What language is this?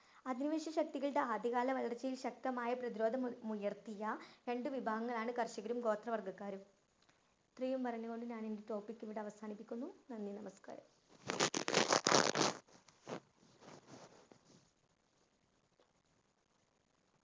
Malayalam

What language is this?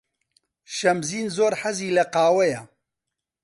Central Kurdish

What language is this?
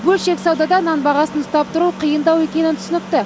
Kazakh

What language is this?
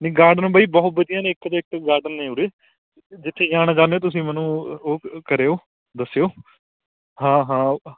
Punjabi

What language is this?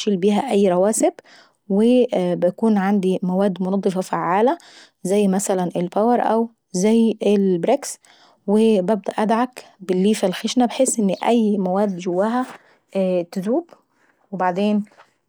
Saidi Arabic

